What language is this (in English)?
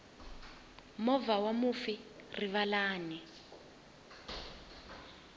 Tsonga